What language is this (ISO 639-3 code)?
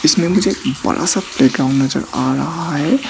hin